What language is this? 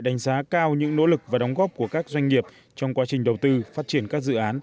Vietnamese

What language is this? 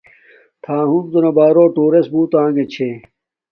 Domaaki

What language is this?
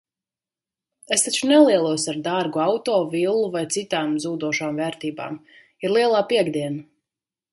Latvian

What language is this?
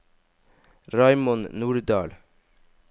Norwegian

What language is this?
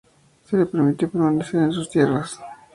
Spanish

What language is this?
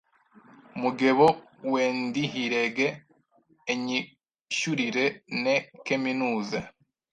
Kinyarwanda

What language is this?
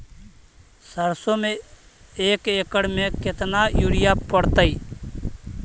Magahi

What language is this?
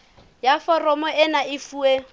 Southern Sotho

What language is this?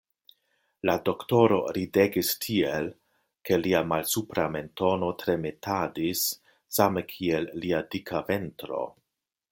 Esperanto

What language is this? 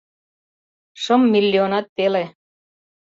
Mari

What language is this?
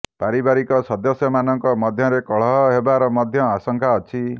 Odia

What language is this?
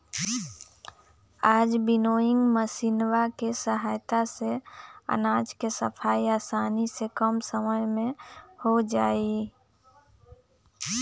Magahi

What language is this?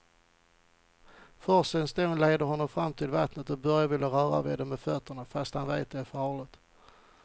Swedish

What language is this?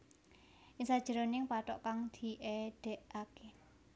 Javanese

